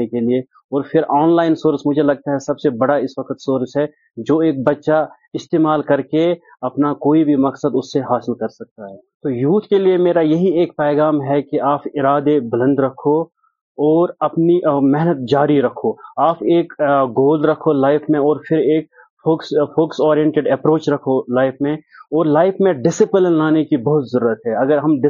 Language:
Urdu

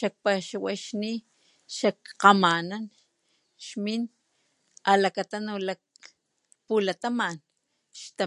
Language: Papantla Totonac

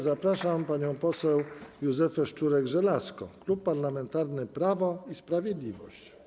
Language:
Polish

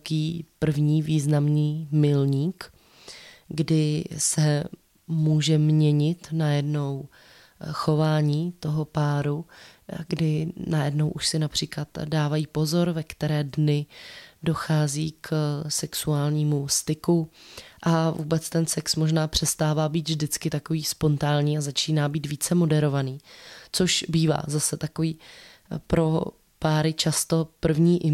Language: Czech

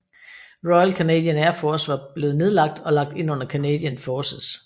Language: Danish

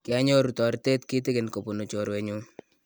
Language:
Kalenjin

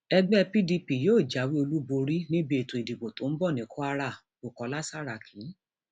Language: Yoruba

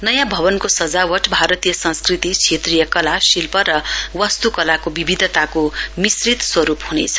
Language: Nepali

